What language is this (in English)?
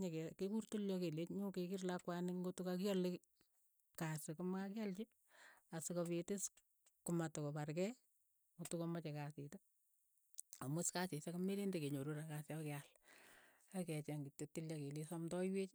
Keiyo